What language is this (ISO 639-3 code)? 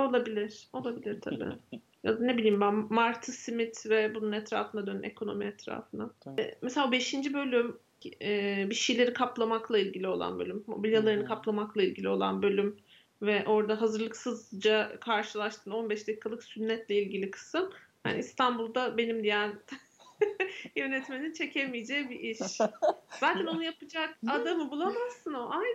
tur